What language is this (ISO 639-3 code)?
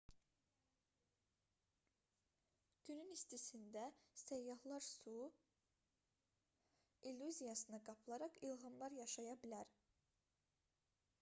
aze